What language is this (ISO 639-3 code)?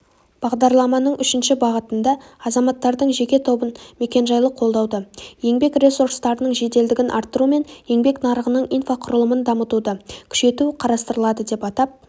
kaz